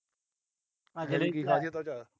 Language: Punjabi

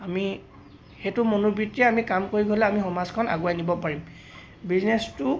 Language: Assamese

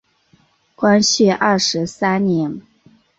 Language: Chinese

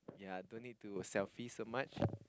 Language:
English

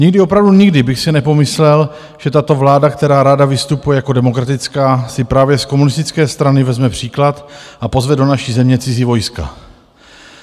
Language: Czech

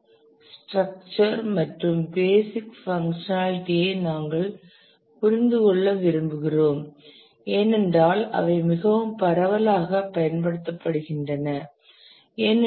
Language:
Tamil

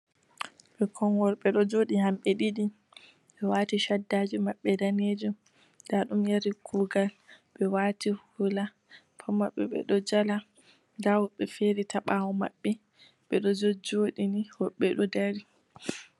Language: Fula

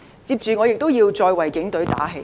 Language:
Cantonese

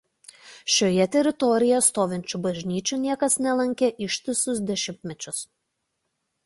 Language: Lithuanian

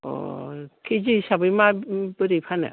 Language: Bodo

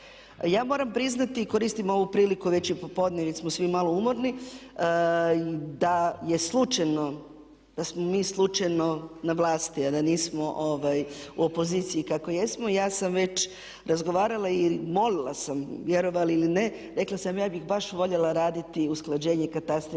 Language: Croatian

